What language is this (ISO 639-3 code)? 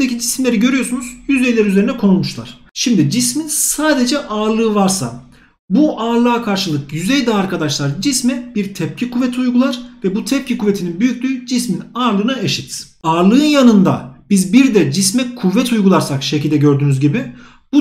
tur